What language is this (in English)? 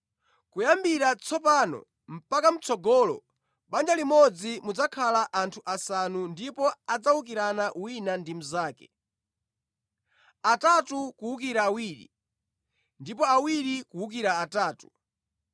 Nyanja